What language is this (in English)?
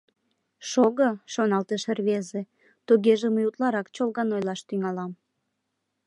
Mari